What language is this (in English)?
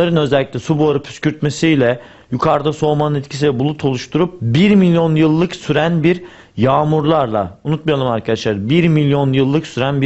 Turkish